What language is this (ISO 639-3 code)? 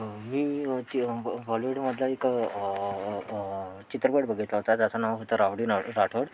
mar